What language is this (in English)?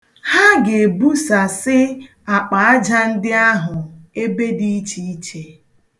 Igbo